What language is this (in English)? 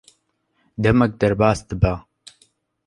Kurdish